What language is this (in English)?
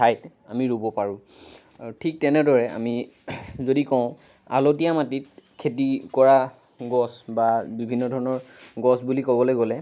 Assamese